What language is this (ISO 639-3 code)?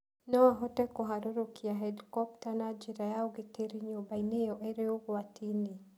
kik